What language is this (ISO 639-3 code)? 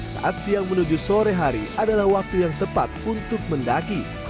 ind